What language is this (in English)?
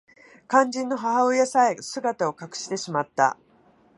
Japanese